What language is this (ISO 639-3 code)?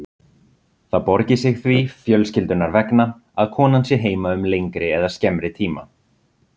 isl